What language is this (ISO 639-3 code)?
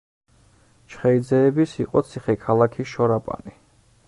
kat